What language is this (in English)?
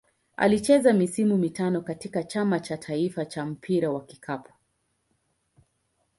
Swahili